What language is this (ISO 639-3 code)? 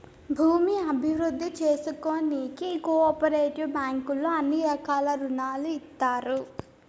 tel